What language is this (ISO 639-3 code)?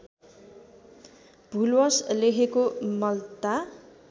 nep